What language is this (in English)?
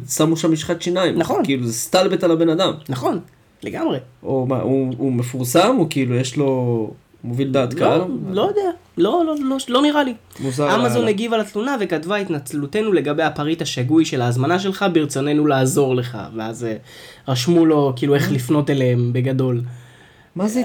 Hebrew